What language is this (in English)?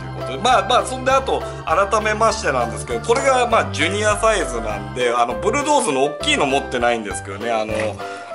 Japanese